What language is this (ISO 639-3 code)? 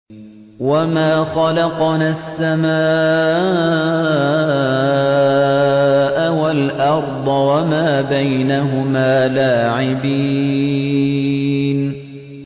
ara